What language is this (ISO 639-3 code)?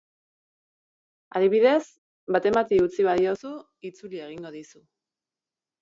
eus